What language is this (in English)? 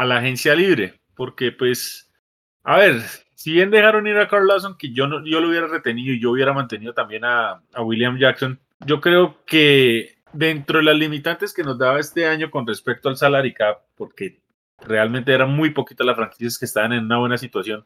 Spanish